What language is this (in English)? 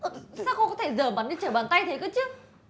Vietnamese